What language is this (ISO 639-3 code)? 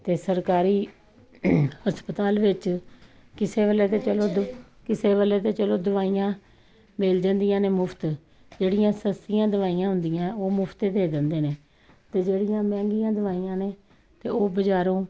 pan